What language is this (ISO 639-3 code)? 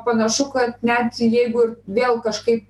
lit